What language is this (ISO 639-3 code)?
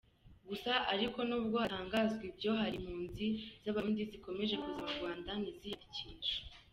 kin